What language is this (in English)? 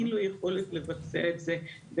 Hebrew